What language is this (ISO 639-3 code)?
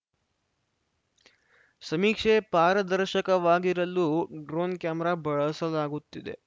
kan